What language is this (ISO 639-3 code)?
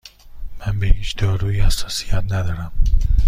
fas